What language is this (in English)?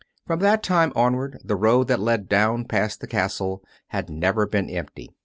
English